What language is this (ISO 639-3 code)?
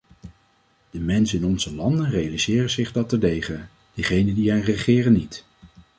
nld